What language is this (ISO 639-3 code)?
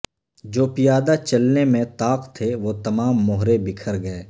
urd